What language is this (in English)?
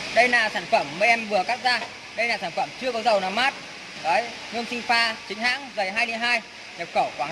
Vietnamese